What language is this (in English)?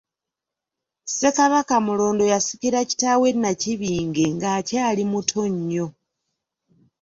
Ganda